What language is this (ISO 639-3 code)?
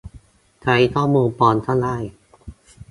tha